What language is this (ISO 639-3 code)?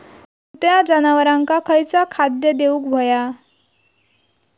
mar